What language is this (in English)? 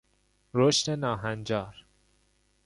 Persian